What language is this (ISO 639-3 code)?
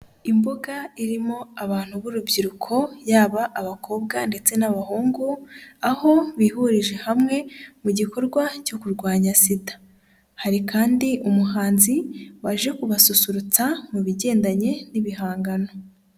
kin